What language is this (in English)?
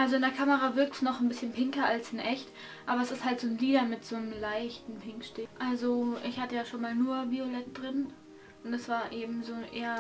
German